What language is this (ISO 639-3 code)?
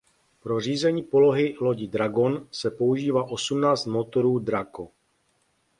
ces